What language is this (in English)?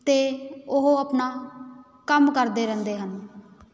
Punjabi